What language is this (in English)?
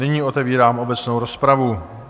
Czech